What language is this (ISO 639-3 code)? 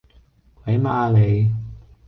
yue